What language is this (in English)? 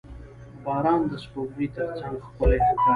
Pashto